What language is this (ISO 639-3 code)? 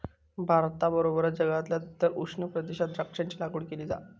mar